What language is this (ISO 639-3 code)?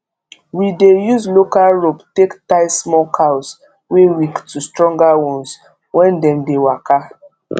pcm